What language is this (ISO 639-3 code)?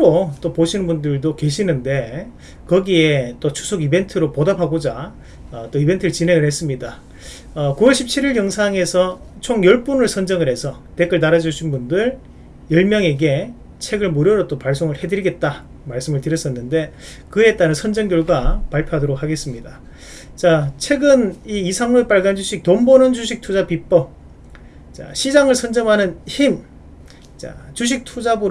kor